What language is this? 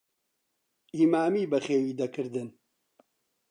Central Kurdish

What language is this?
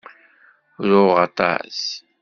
Kabyle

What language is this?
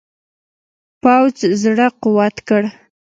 Pashto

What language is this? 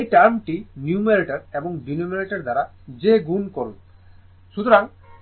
Bangla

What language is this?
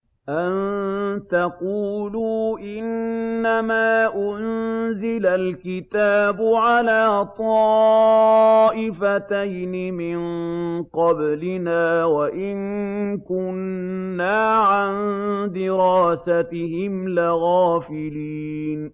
Arabic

